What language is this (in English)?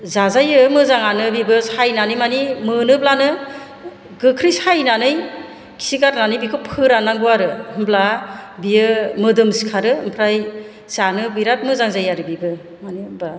Bodo